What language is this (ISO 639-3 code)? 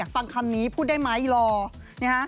tha